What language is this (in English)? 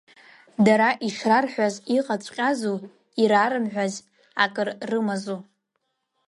Abkhazian